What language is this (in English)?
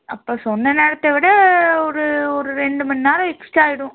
Tamil